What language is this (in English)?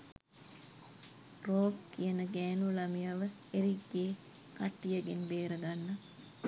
Sinhala